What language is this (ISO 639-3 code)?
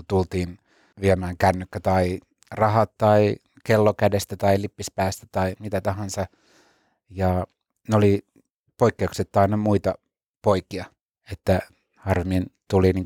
fin